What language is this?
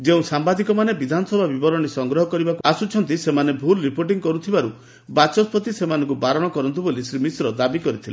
Odia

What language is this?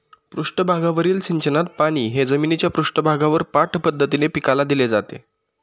Marathi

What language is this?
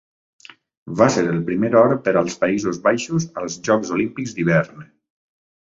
Catalan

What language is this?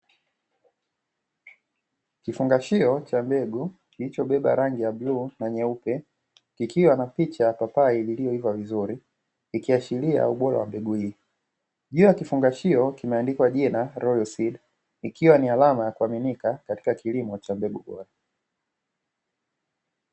Swahili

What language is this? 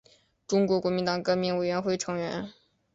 Chinese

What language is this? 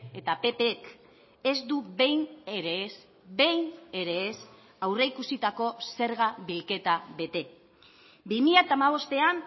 Basque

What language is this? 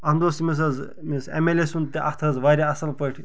Kashmiri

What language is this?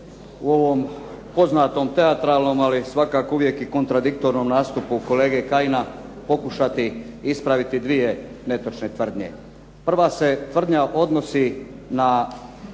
Croatian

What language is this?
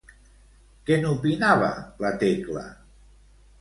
Catalan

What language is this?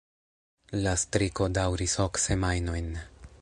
Esperanto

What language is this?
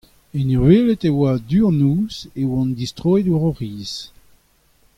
Breton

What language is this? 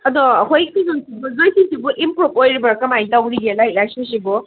Manipuri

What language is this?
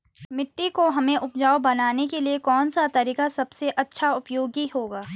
Hindi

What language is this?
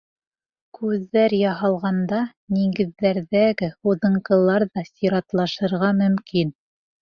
Bashkir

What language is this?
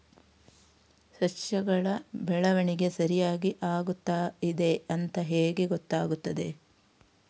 Kannada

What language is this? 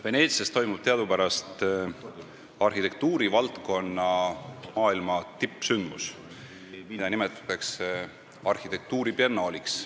Estonian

